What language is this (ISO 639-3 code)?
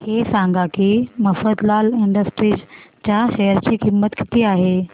mar